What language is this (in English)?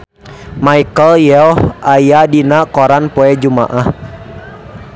Sundanese